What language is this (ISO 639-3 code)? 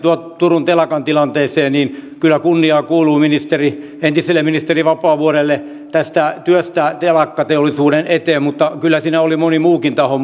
fin